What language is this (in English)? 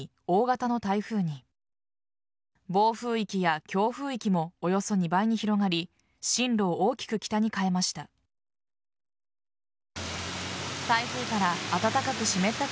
Japanese